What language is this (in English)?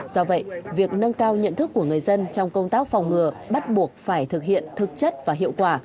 Vietnamese